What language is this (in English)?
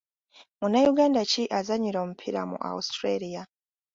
Ganda